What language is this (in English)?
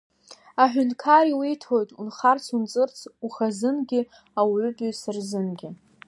Abkhazian